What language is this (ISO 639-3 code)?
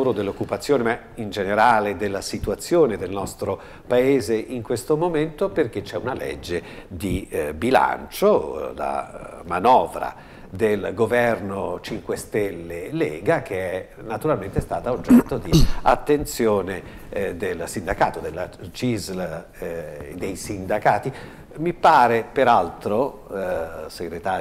ita